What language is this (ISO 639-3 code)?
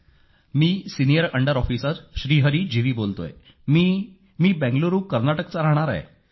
mar